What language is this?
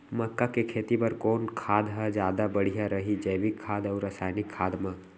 Chhattisgarhi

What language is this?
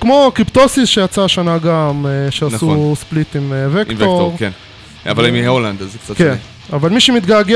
Hebrew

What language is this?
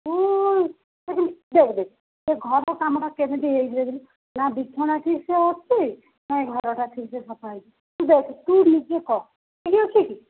Odia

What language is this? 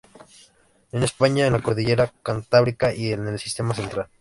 Spanish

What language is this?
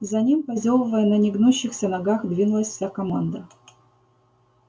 Russian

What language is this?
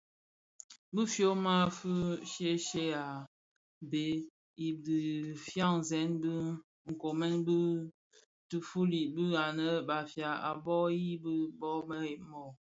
Bafia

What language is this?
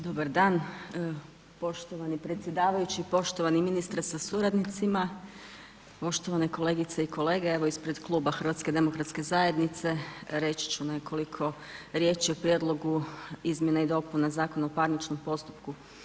Croatian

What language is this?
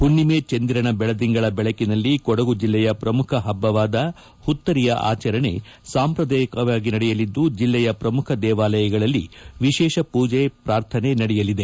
Kannada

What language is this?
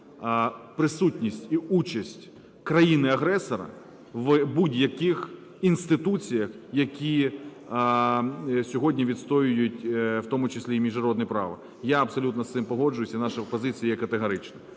Ukrainian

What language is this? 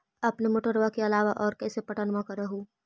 Magahi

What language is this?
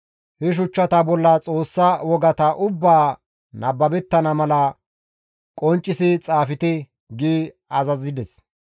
Gamo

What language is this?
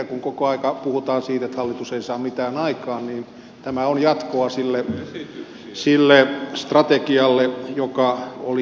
Finnish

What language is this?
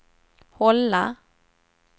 Swedish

